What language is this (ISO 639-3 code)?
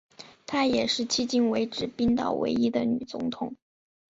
zho